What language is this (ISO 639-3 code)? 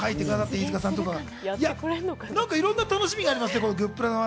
jpn